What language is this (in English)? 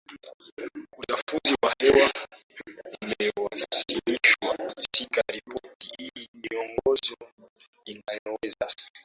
Swahili